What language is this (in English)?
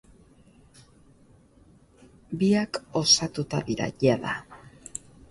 Basque